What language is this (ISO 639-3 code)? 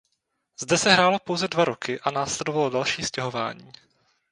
ces